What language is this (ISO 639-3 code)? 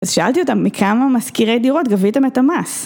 heb